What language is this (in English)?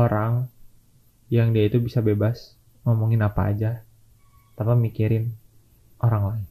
Indonesian